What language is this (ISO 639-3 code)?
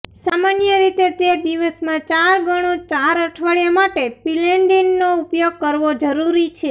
guj